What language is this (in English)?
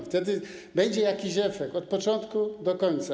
Polish